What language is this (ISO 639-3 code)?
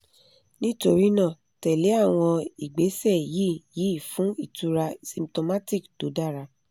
yor